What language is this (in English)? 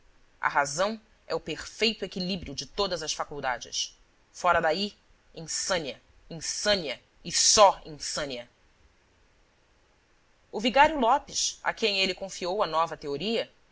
Portuguese